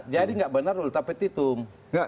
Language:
Indonesian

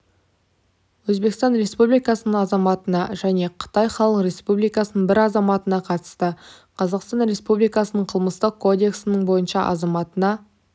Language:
Kazakh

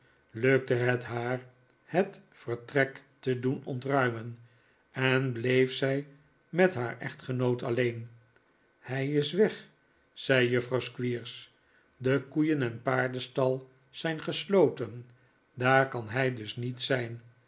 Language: Dutch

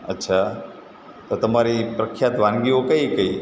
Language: Gujarati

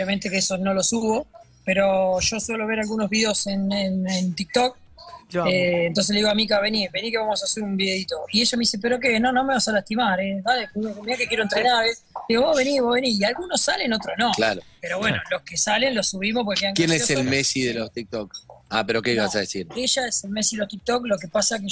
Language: Spanish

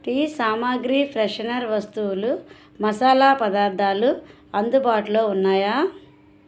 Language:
Telugu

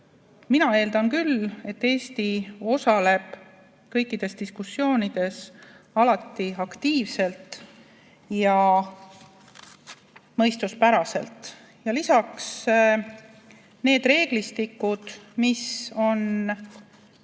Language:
Estonian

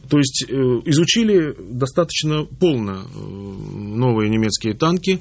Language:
Russian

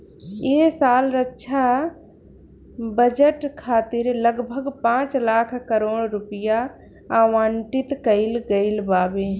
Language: Bhojpuri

